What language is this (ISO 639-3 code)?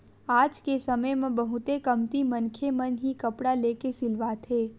hne